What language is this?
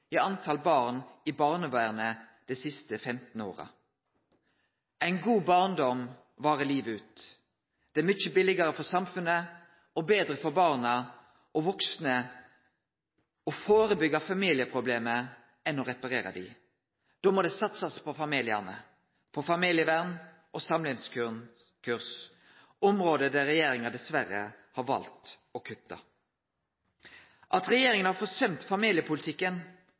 Norwegian Nynorsk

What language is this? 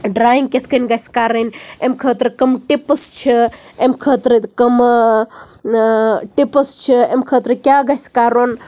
Kashmiri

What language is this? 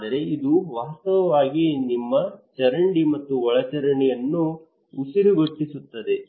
Kannada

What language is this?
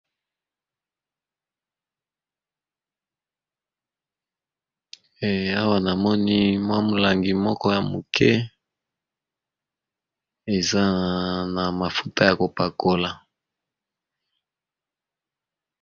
Lingala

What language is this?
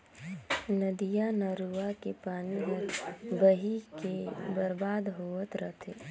Chhattisgarhi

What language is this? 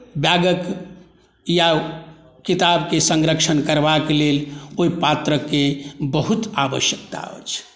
Maithili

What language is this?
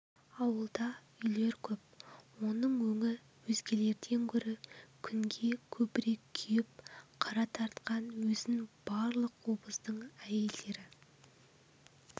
Kazakh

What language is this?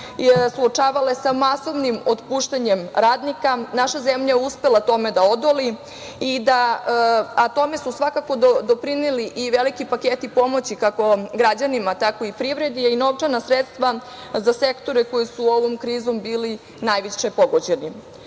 Serbian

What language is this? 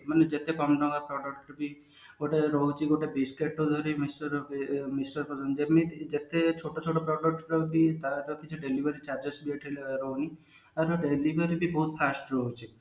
Odia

